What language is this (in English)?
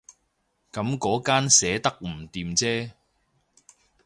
Cantonese